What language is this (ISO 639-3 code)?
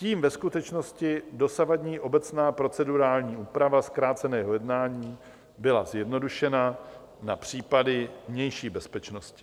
ces